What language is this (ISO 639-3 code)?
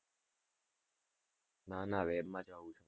guj